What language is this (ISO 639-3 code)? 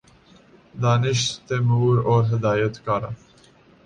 urd